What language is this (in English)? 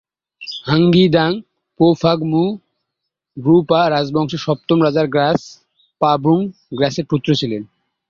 Bangla